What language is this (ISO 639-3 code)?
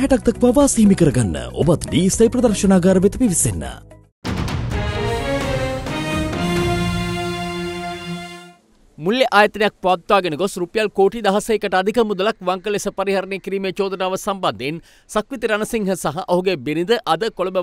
ara